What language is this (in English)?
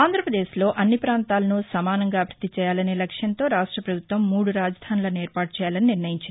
Telugu